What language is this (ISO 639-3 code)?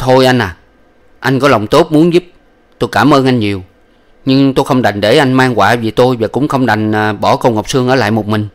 vie